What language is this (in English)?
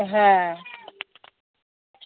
Bangla